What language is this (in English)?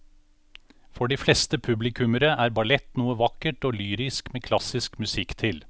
Norwegian